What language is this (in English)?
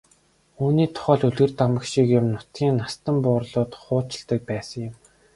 Mongolian